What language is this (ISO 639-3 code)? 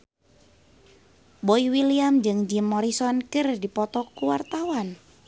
sun